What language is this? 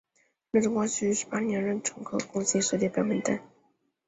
Chinese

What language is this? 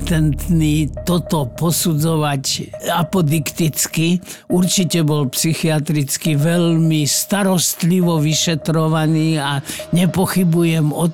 Slovak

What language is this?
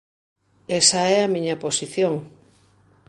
Galician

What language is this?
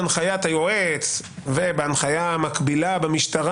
Hebrew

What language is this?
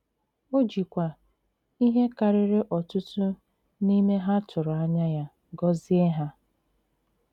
Igbo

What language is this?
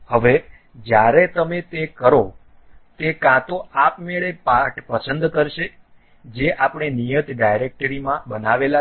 Gujarati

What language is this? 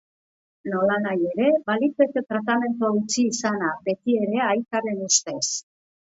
Basque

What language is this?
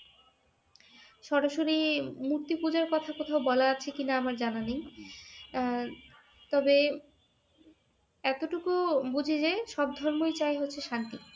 Bangla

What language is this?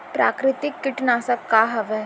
Chhattisgarhi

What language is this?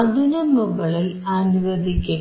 Malayalam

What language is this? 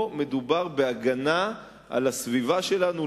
Hebrew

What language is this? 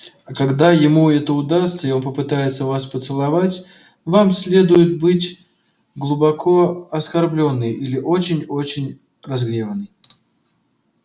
Russian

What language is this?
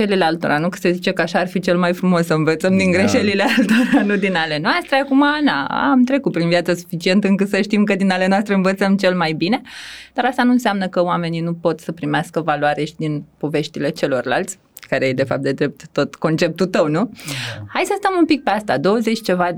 Romanian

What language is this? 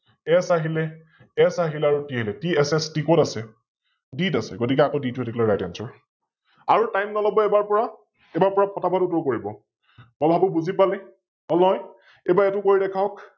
Assamese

